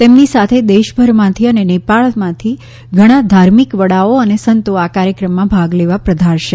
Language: Gujarati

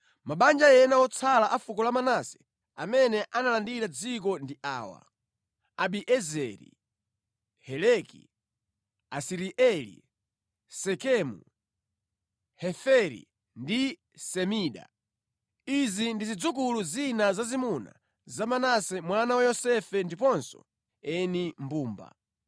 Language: Nyanja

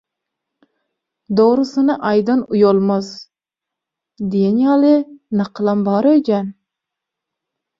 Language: Turkmen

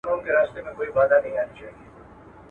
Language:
Pashto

